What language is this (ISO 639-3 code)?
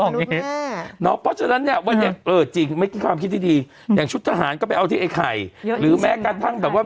tha